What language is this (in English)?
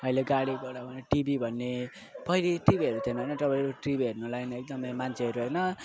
Nepali